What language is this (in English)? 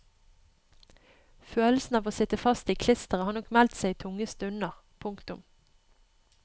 Norwegian